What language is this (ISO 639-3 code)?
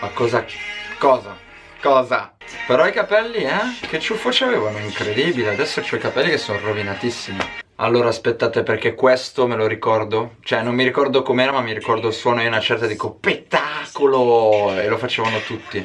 ita